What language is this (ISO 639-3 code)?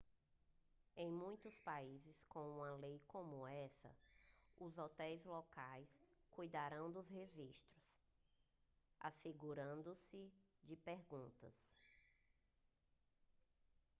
por